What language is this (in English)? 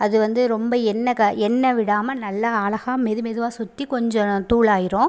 Tamil